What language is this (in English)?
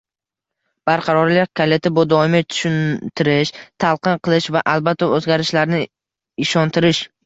Uzbek